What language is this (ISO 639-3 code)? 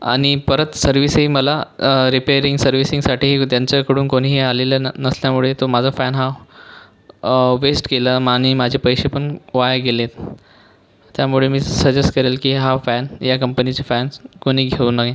mar